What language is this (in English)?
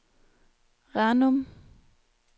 Danish